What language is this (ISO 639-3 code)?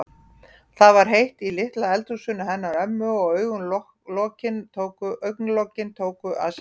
isl